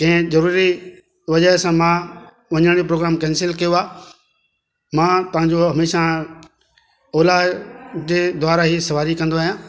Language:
Sindhi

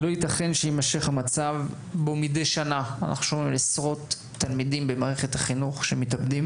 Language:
Hebrew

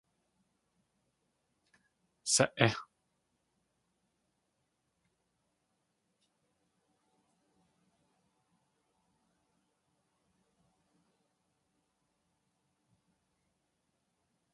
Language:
Tlingit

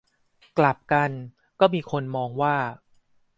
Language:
Thai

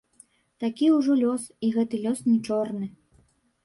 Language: Belarusian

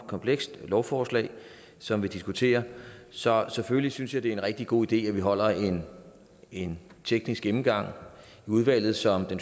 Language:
Danish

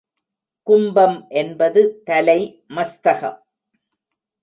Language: Tamil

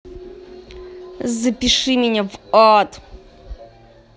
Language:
Russian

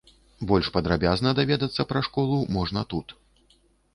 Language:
Belarusian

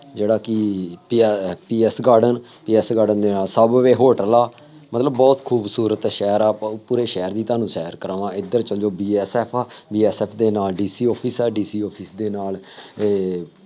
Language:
Punjabi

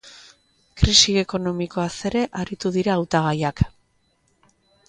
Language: Basque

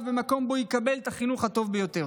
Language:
Hebrew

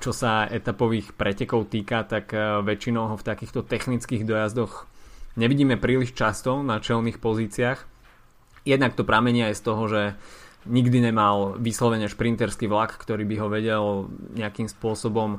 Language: Slovak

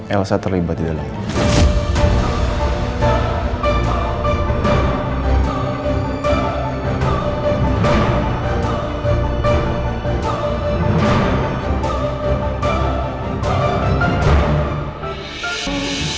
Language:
Indonesian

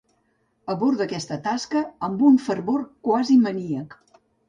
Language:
Catalan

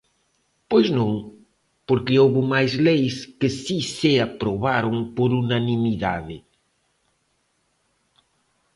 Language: Galician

